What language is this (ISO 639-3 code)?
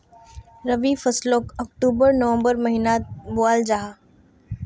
mag